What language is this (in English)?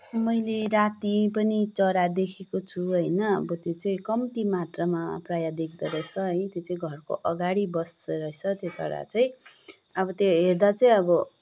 Nepali